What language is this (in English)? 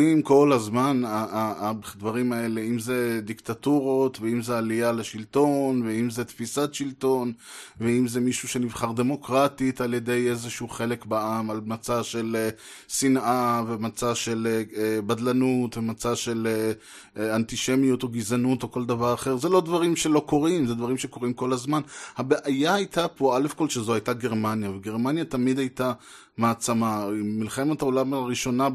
Hebrew